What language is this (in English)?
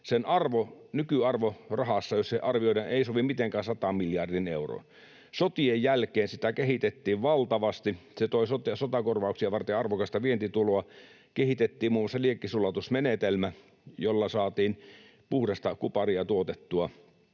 Finnish